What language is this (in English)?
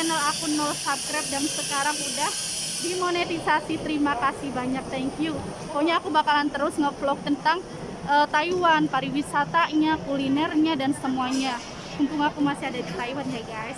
Indonesian